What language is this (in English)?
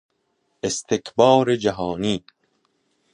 Persian